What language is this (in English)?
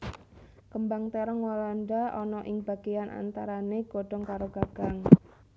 Javanese